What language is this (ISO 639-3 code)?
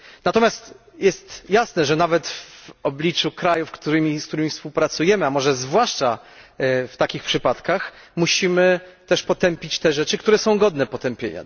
pol